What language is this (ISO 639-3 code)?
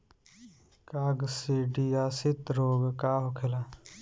bho